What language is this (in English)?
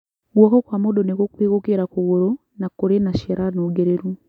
Kikuyu